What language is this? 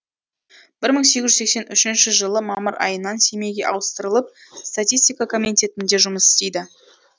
Kazakh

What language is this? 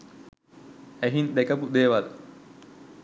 Sinhala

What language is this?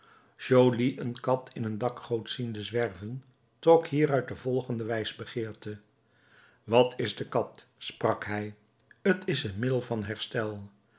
Dutch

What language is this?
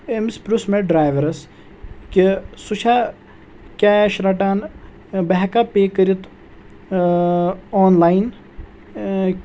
Kashmiri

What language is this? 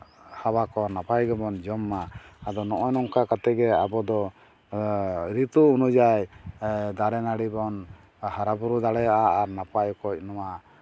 Santali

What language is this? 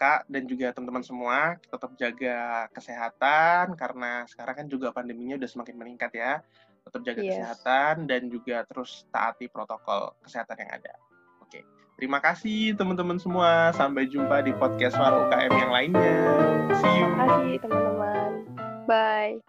Indonesian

